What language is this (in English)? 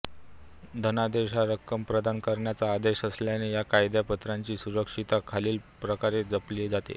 Marathi